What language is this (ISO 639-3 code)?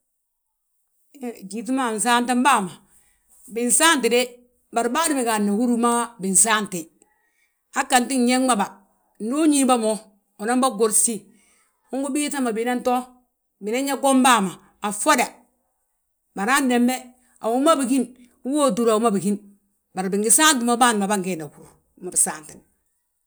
bjt